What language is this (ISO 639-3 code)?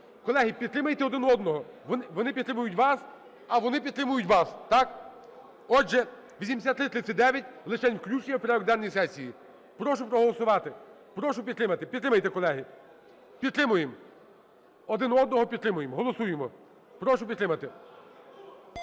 ukr